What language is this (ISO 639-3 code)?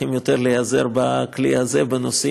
heb